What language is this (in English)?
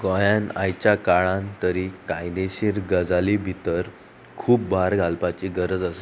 Konkani